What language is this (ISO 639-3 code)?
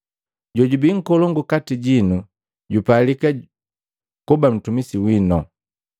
mgv